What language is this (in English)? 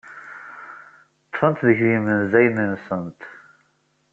Kabyle